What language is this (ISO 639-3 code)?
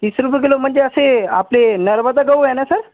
mar